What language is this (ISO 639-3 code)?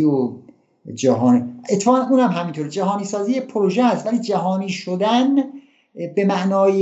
fas